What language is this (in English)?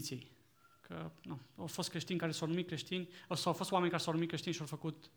Romanian